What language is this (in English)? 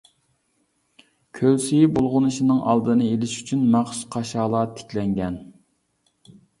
Uyghur